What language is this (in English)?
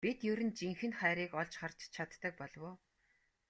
Mongolian